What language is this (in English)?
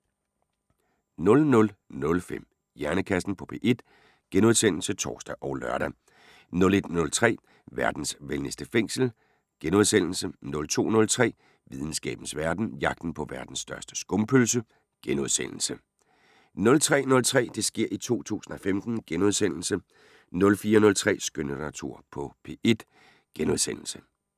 Danish